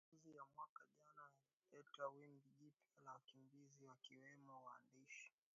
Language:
Swahili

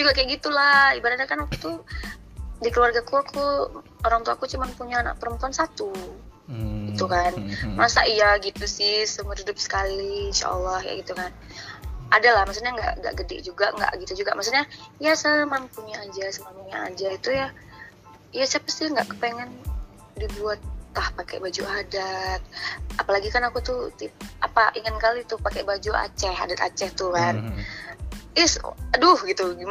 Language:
Indonesian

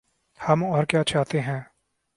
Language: Urdu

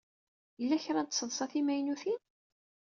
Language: Kabyle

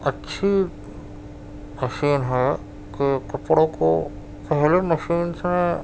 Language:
Urdu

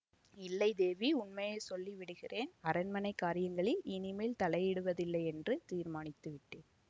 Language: Tamil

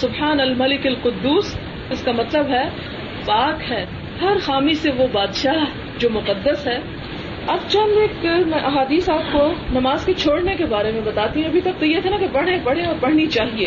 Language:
Urdu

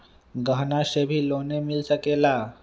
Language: Magahi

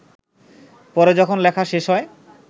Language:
Bangla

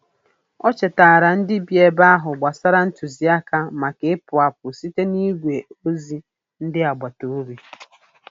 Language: Igbo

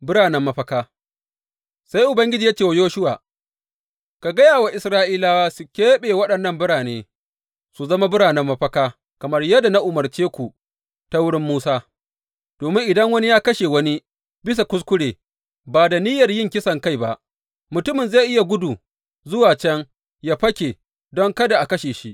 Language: Hausa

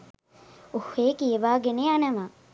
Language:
Sinhala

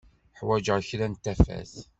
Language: Kabyle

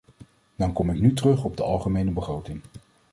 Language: Dutch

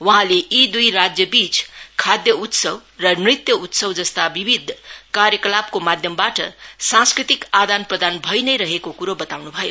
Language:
Nepali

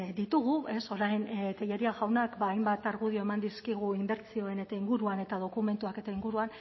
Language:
Basque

